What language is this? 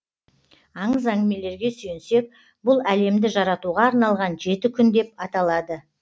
Kazakh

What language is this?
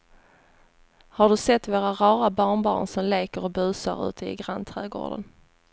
Swedish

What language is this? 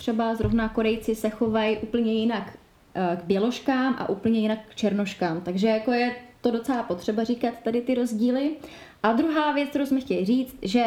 Czech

